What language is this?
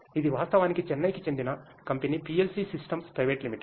Telugu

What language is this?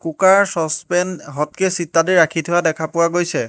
Assamese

